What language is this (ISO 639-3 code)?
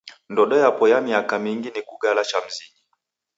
dav